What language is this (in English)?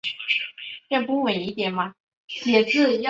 Chinese